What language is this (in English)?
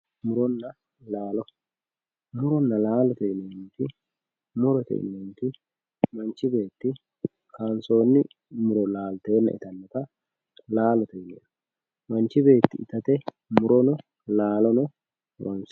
Sidamo